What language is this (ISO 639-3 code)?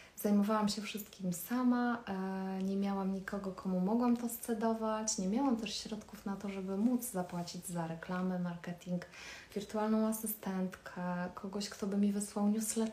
pol